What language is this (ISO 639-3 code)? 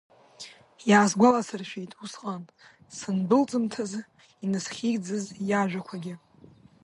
abk